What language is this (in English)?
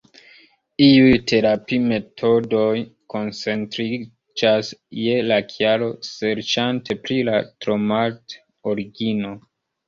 Esperanto